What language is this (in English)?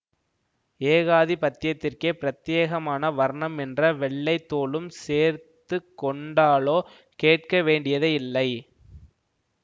Tamil